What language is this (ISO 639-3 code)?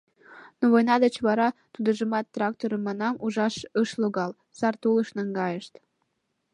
chm